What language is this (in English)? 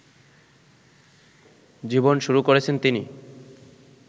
Bangla